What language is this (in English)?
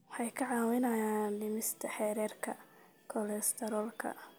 Somali